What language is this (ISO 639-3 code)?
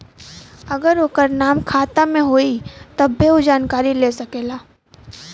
bho